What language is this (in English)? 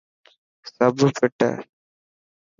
Dhatki